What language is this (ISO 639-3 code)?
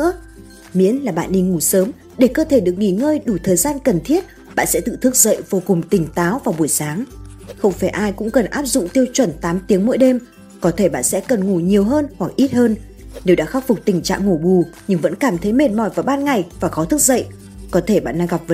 vie